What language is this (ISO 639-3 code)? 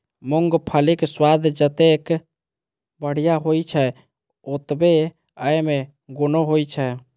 mai